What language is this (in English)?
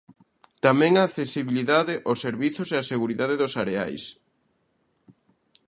Galician